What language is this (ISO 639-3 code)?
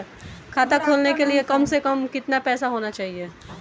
hin